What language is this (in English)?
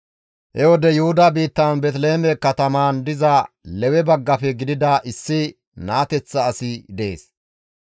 Gamo